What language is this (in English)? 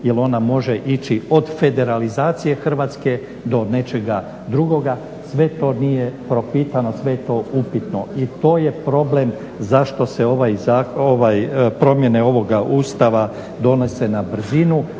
Croatian